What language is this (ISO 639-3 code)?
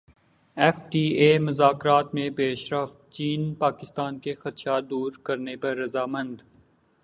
urd